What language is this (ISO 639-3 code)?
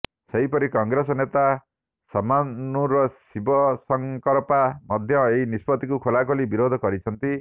ori